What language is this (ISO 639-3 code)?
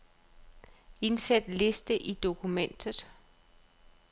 dan